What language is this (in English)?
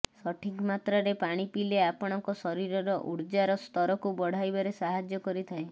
Odia